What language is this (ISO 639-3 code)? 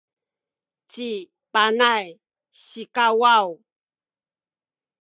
szy